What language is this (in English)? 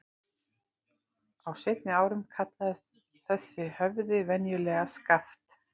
Icelandic